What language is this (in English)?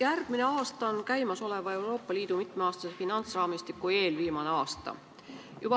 Estonian